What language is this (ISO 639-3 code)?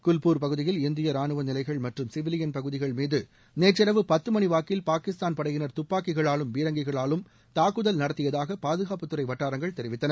tam